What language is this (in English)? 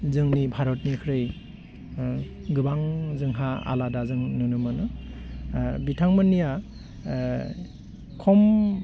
Bodo